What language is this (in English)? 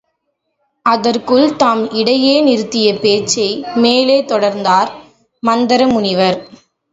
Tamil